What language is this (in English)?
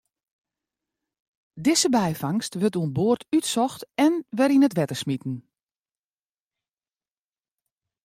Western Frisian